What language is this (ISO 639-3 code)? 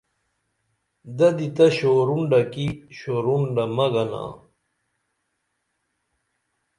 dml